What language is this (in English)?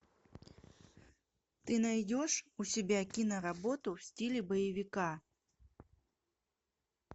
Russian